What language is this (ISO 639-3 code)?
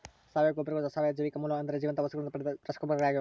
kan